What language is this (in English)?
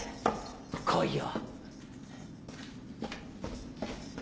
Japanese